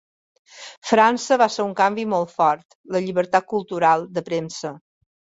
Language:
Catalan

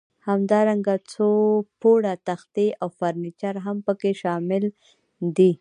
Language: Pashto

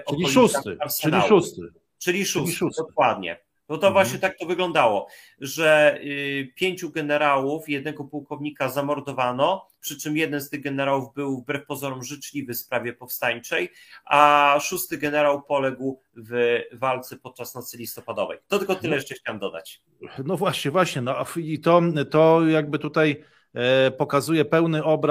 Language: Polish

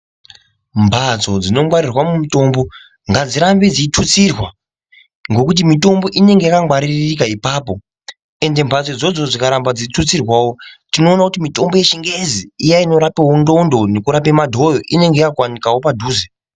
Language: Ndau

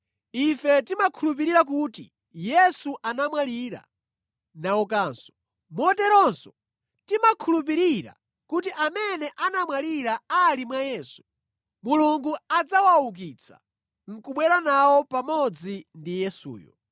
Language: Nyanja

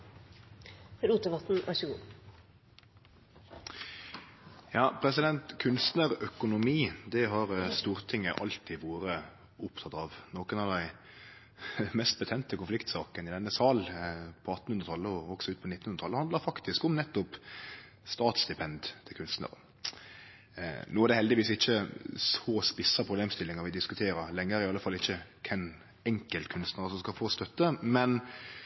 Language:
Norwegian Nynorsk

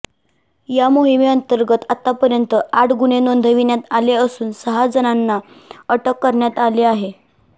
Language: Marathi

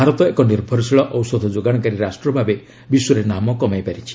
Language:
Odia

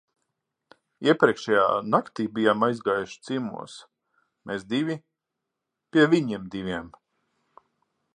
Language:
Latvian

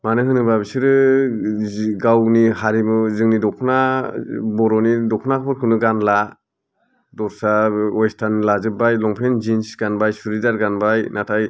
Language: Bodo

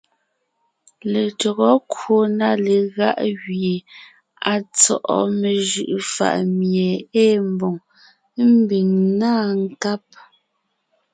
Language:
Ngiemboon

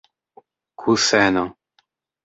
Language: Esperanto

